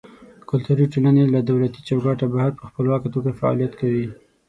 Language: Pashto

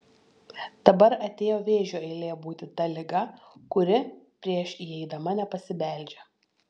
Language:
Lithuanian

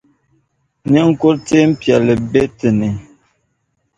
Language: Dagbani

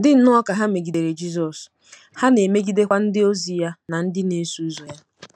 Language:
Igbo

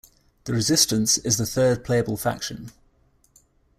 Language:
English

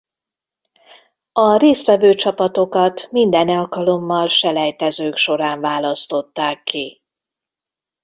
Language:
Hungarian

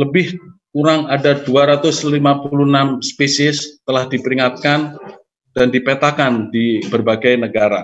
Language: Indonesian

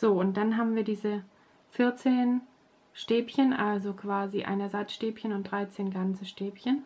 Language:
German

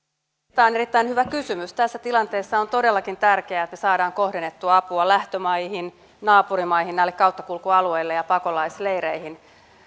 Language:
Finnish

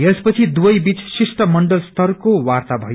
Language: Nepali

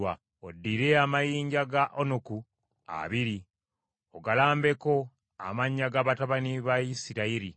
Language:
Ganda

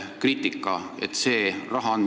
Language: Estonian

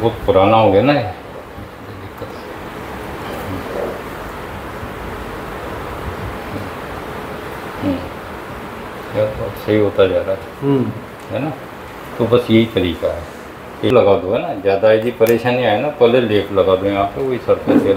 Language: Hindi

